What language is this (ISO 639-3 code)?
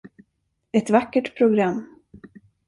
swe